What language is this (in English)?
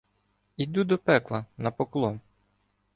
Ukrainian